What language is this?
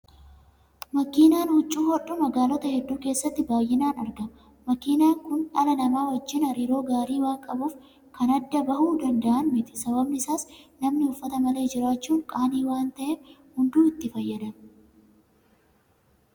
Oromo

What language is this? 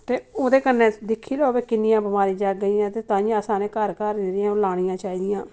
Dogri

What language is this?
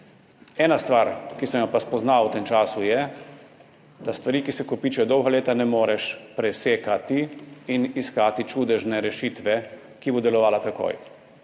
Slovenian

